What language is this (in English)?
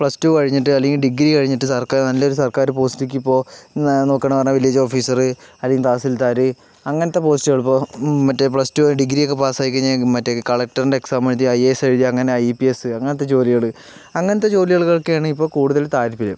Malayalam